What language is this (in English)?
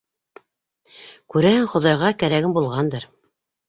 Bashkir